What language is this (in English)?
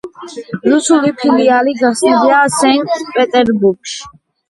Georgian